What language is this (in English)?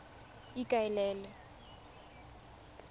Tswana